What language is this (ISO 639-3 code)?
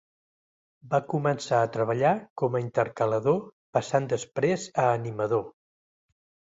cat